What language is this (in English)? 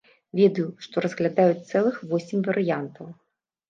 Belarusian